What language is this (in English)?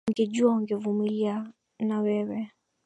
Swahili